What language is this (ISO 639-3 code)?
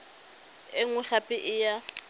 tsn